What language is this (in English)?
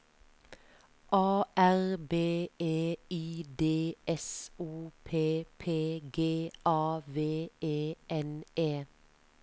Norwegian